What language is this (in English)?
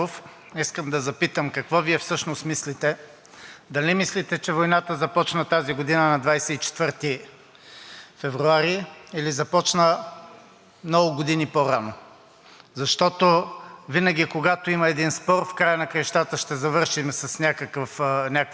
Bulgarian